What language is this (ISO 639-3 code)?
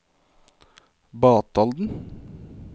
nor